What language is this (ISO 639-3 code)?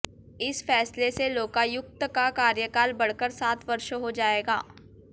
hin